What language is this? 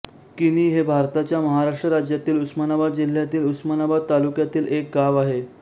Marathi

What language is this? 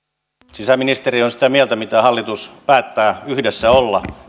Finnish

